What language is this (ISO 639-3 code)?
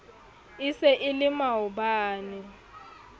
sot